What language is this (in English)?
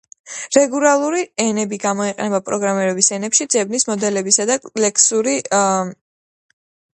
Georgian